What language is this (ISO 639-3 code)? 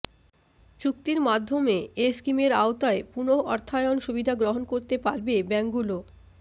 ben